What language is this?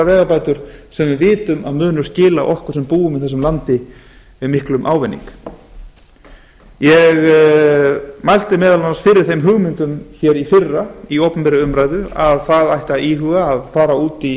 Icelandic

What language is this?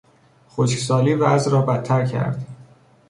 Persian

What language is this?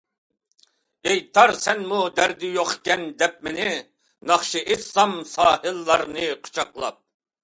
Uyghur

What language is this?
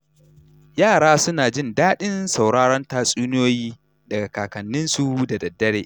Hausa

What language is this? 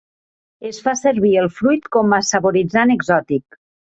Catalan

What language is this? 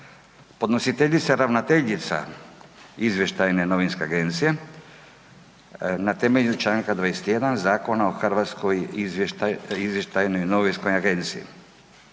Croatian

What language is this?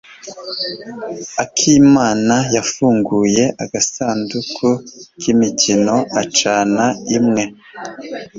Kinyarwanda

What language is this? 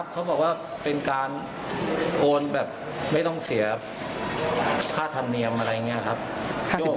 Thai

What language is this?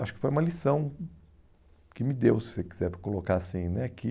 Portuguese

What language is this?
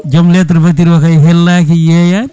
Fula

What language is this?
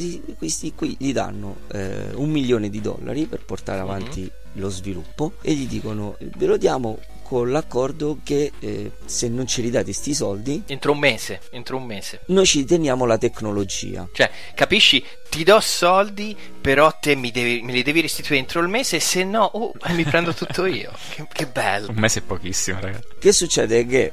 Italian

